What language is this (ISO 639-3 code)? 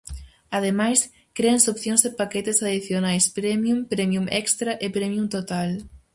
glg